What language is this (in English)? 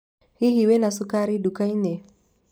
Kikuyu